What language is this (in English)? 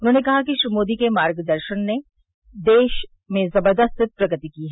Hindi